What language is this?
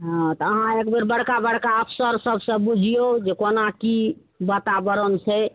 Maithili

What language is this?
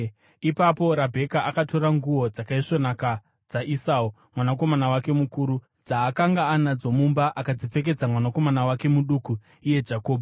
Shona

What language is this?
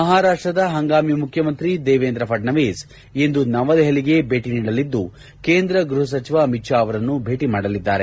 Kannada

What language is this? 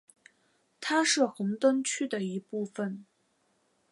Chinese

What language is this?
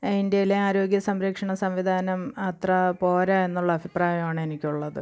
Malayalam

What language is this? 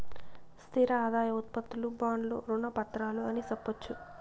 Telugu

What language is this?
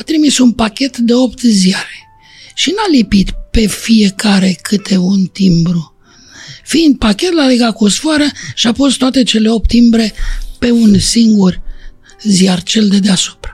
Romanian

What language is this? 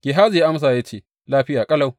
Hausa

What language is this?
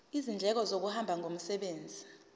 Zulu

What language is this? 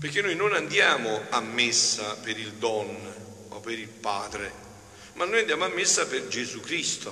Italian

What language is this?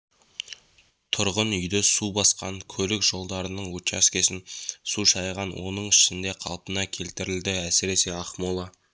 Kazakh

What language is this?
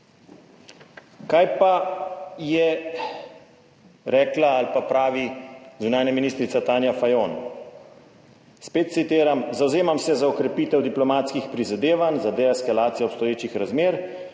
Slovenian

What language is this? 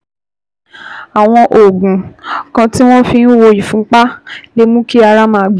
Yoruba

